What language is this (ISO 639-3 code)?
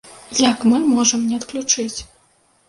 bel